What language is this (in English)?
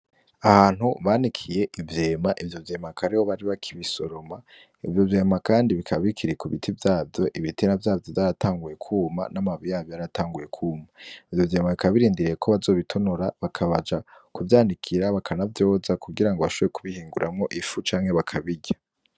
Rundi